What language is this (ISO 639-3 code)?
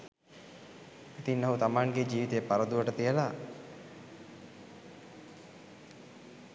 sin